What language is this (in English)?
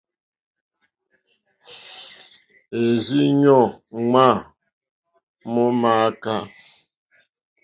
Mokpwe